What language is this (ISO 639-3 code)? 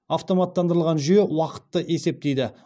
kaz